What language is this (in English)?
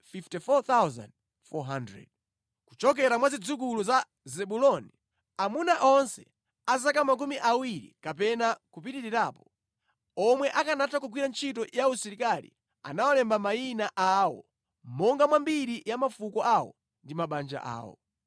Nyanja